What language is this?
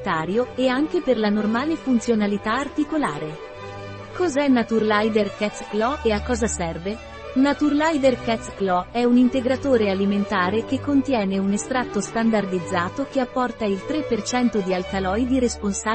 Italian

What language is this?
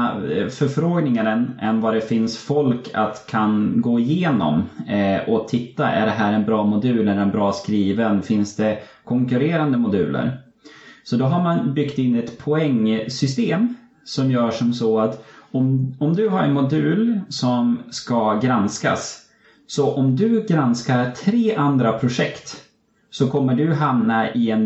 Swedish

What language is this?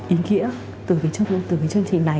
Vietnamese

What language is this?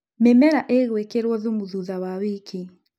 Kikuyu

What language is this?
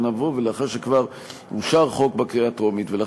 Hebrew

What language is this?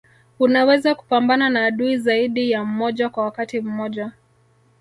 Swahili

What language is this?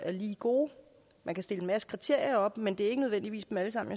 Danish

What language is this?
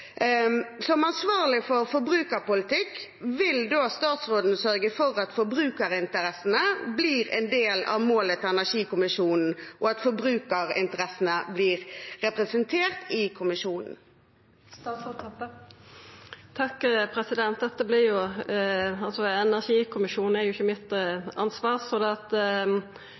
Norwegian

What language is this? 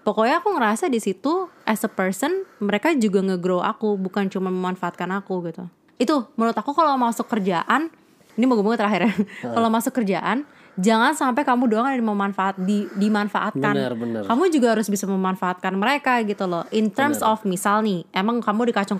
Indonesian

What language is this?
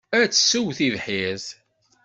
Kabyle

